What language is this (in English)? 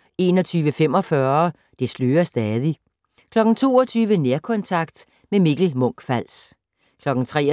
Danish